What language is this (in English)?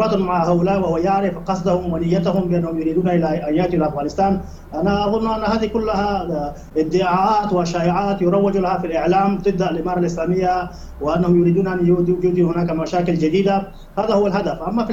Arabic